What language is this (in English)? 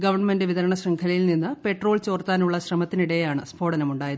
Malayalam